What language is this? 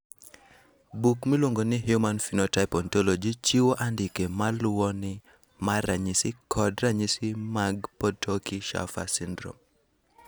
Luo (Kenya and Tanzania)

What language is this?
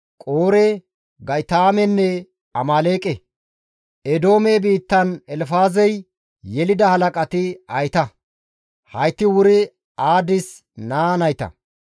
Gamo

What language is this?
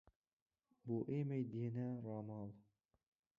Central Kurdish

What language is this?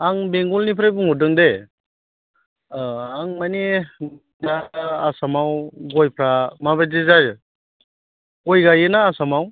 Bodo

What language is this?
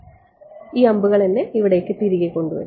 Malayalam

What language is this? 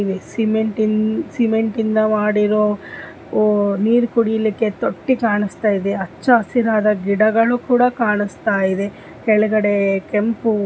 Kannada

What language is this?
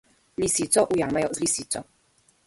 Slovenian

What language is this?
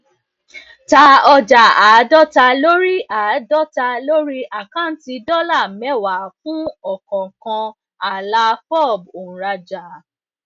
Yoruba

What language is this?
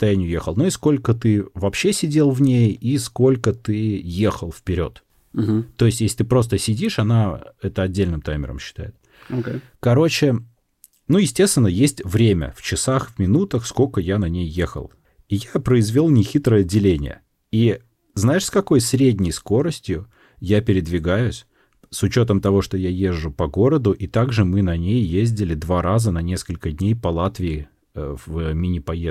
Russian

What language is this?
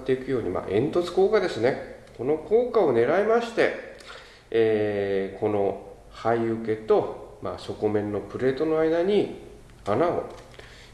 Japanese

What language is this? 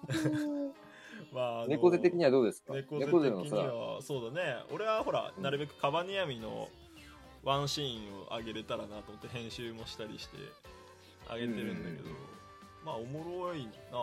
Japanese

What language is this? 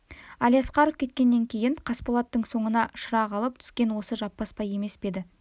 Kazakh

